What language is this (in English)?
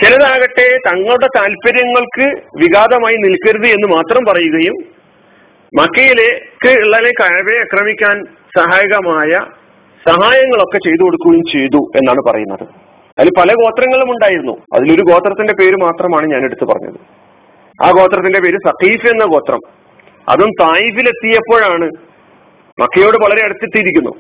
Malayalam